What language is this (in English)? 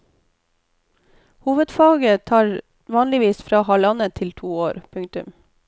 Norwegian